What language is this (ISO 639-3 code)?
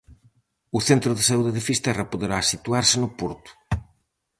glg